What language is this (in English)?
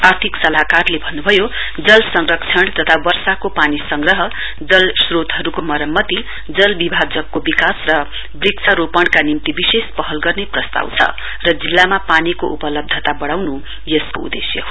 Nepali